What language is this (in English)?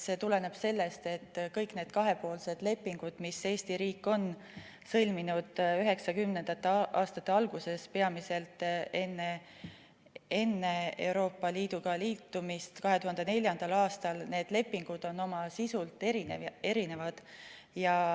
Estonian